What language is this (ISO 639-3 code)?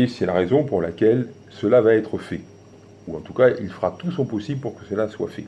fra